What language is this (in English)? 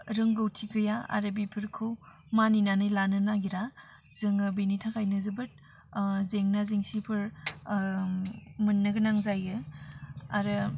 Bodo